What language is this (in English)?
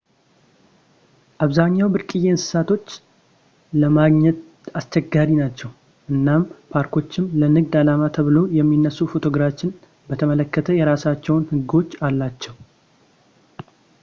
Amharic